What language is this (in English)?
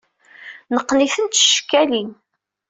Kabyle